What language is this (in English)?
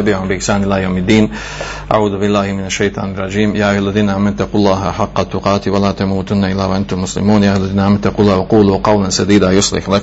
Croatian